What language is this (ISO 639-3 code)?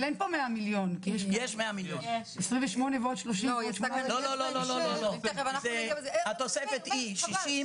heb